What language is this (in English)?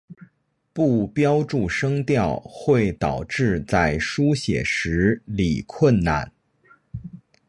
Chinese